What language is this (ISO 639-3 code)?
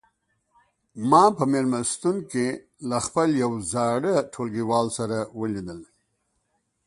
pus